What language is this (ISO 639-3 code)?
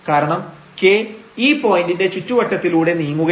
mal